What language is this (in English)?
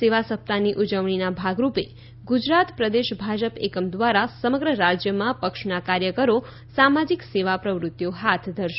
Gujarati